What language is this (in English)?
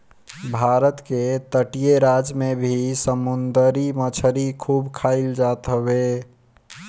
Bhojpuri